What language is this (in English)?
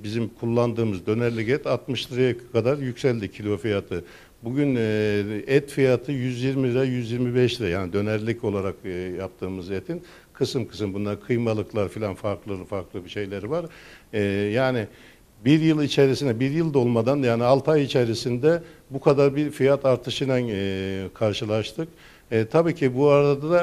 Turkish